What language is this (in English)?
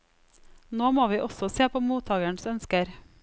Norwegian